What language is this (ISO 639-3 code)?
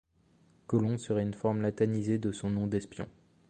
fra